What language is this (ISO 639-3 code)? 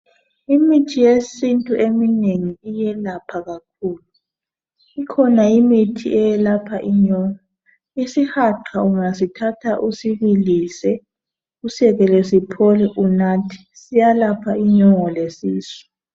nde